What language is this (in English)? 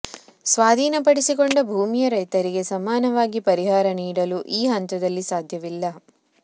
Kannada